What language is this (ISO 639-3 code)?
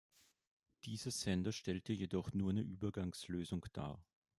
deu